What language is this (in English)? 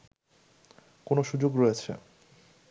Bangla